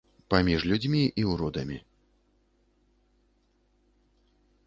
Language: Belarusian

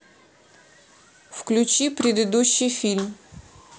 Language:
Russian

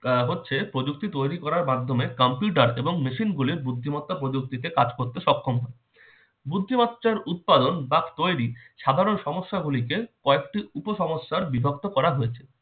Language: Bangla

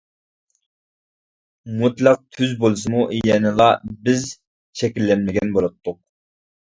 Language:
Uyghur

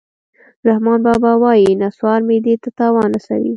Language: Pashto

